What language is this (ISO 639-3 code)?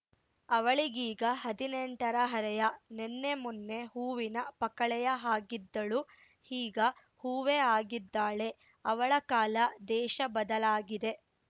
kan